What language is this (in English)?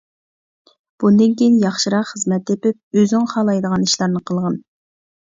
Uyghur